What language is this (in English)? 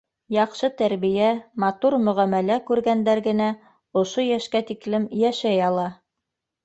Bashkir